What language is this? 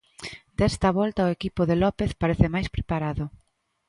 Galician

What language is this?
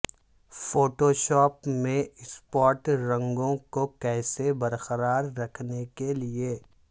Urdu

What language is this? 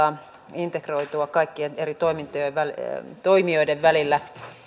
Finnish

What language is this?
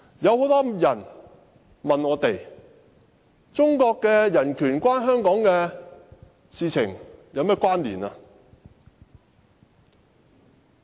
Cantonese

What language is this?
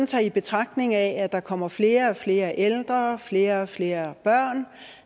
Danish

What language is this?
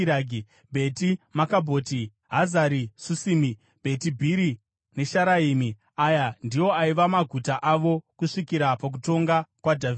Shona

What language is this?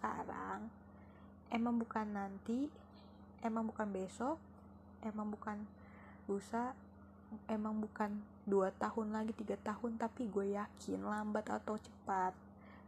Indonesian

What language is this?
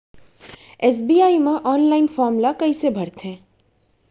Chhattisgarhi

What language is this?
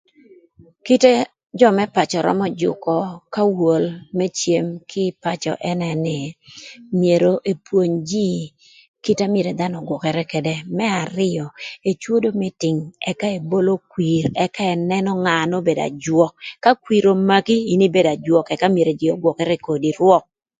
Thur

